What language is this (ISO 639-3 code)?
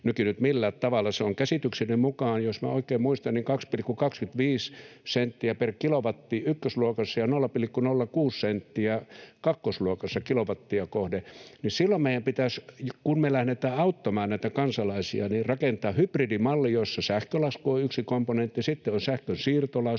fin